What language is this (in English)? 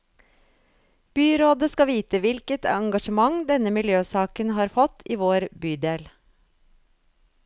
Norwegian